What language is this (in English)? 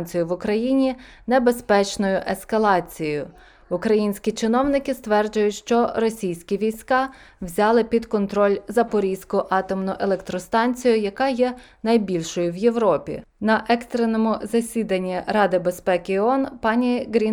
Ukrainian